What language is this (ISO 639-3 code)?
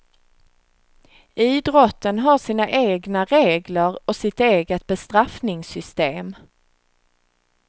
swe